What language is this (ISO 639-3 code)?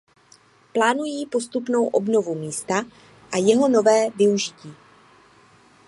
ces